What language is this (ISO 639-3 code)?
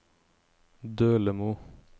nor